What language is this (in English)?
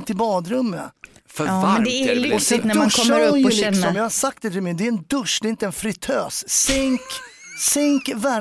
Swedish